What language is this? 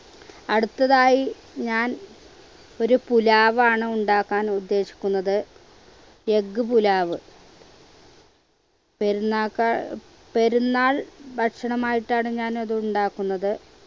Malayalam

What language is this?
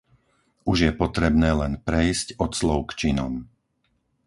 Slovak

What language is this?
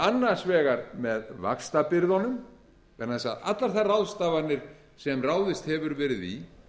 Icelandic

